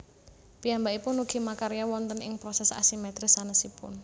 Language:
Javanese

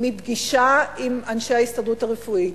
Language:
Hebrew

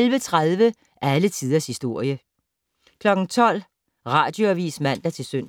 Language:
Danish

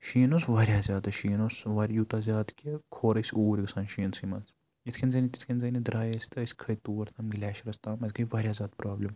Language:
Kashmiri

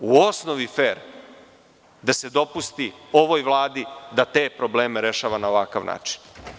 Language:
Serbian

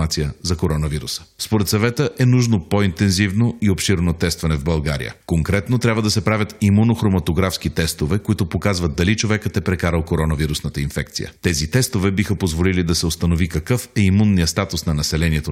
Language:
Bulgarian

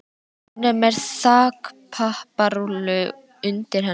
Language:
Icelandic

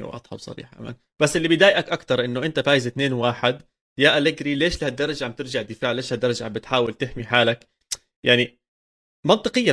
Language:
Arabic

